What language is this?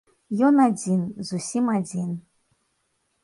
Belarusian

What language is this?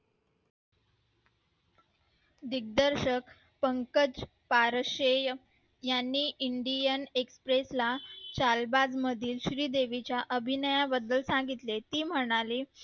Marathi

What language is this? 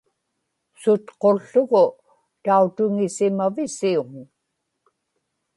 Inupiaq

